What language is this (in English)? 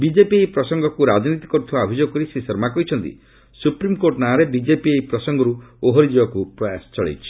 Odia